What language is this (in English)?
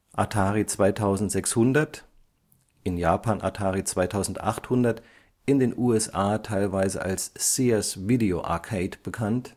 German